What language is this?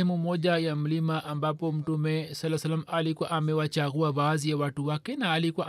Swahili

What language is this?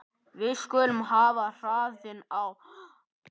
Icelandic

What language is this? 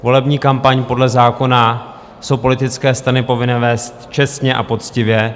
Czech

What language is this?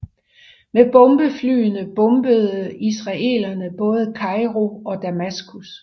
Danish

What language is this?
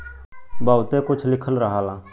Bhojpuri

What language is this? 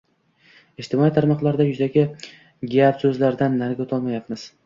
Uzbek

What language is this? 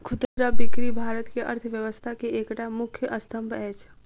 Maithili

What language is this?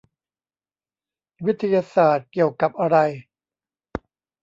Thai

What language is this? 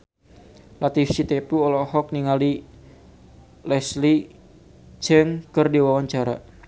Sundanese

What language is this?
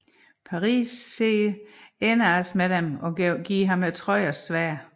Danish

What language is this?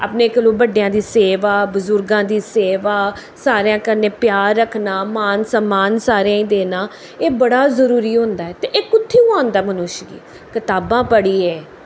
Dogri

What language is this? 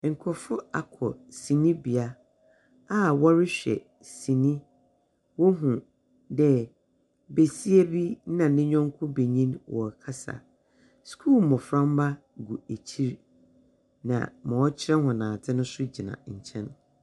Akan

